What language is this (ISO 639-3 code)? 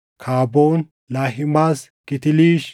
orm